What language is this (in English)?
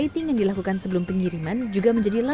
Indonesian